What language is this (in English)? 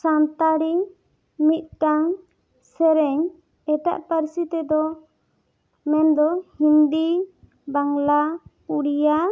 Santali